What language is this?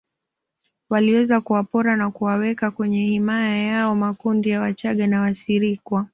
Swahili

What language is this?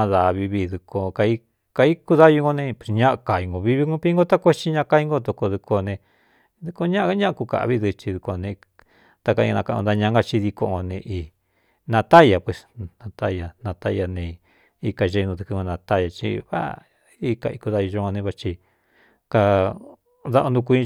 Cuyamecalco Mixtec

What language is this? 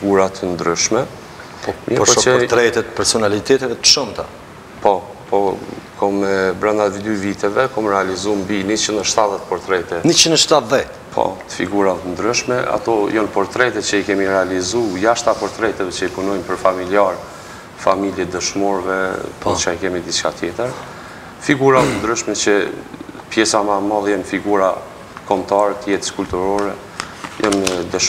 Romanian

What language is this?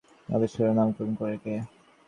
Bangla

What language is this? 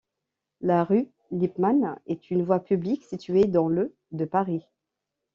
French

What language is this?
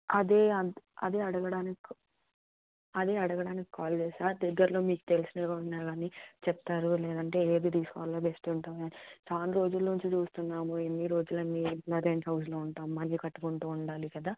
Telugu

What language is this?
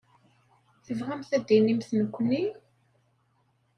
Kabyle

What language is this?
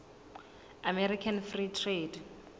Southern Sotho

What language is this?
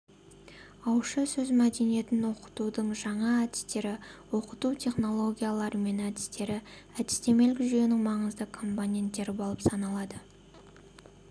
Kazakh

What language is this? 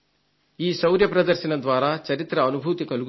Telugu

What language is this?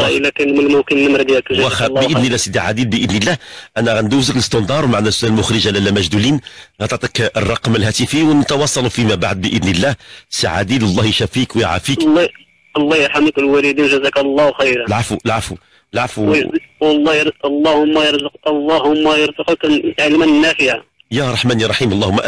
Arabic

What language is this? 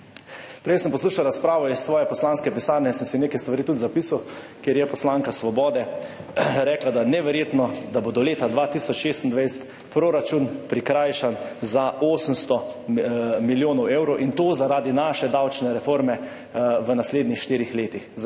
Slovenian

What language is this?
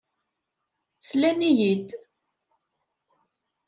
Kabyle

